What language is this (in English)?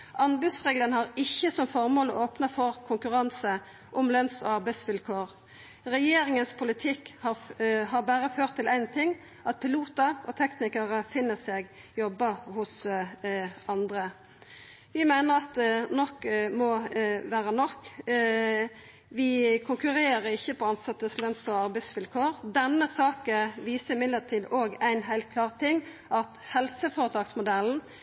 Norwegian Nynorsk